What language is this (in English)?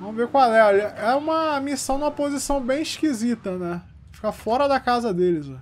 Portuguese